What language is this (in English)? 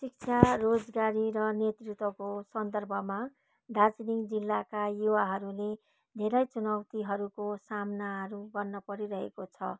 Nepali